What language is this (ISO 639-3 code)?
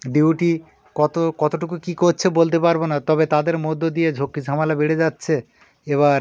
ben